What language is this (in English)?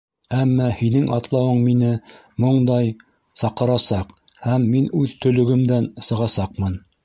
Bashkir